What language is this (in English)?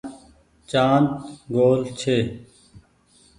Goaria